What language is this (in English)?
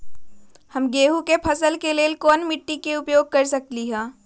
Magahi